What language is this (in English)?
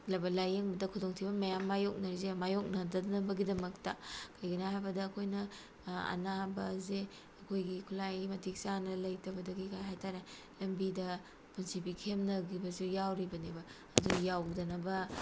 Manipuri